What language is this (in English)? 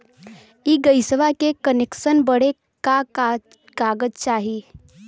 Bhojpuri